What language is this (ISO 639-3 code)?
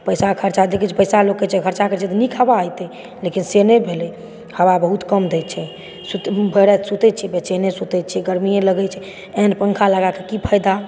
mai